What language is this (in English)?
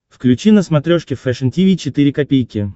Russian